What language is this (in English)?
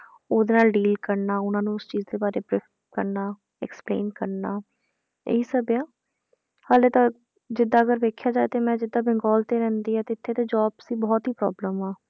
Punjabi